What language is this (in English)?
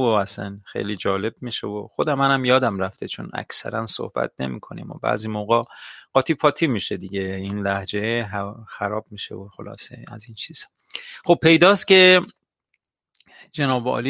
Persian